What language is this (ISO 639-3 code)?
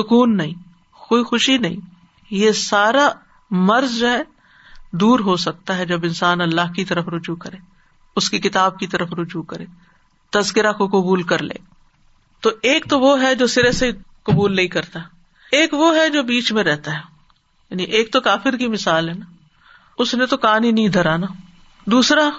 urd